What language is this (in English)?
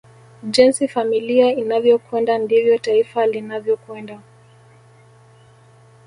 Swahili